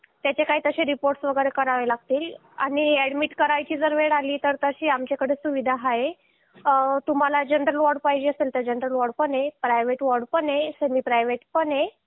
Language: Marathi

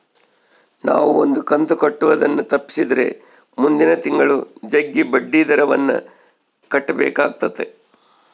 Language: Kannada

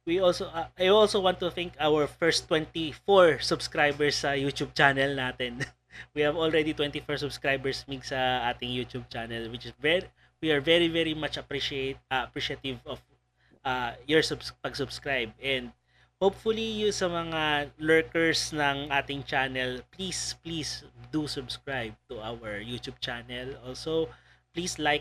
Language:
Filipino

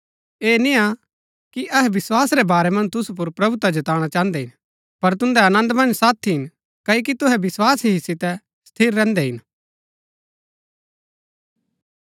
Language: Gaddi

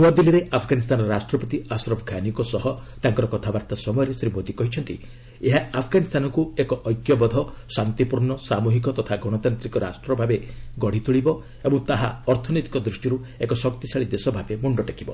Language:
Odia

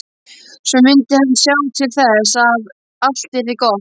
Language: Icelandic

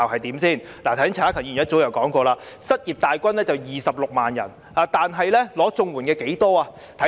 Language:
Cantonese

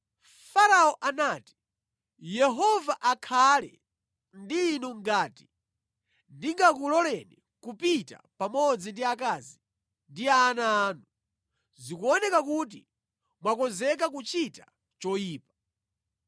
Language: Nyanja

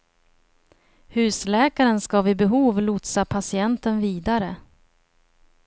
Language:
Swedish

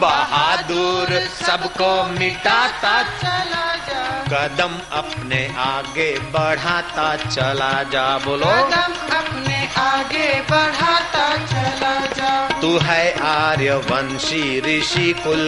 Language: Hindi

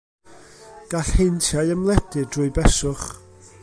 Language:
Welsh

